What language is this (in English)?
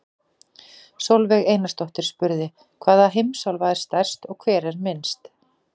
Icelandic